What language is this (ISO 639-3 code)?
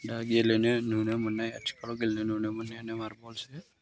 brx